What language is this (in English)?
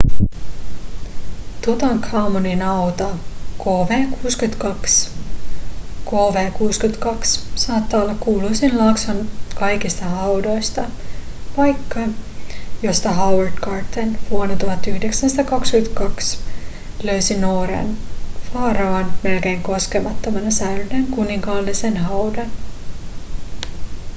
Finnish